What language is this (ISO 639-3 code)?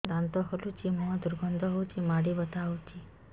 ori